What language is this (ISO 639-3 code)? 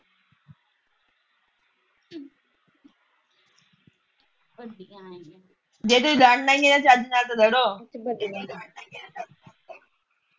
pan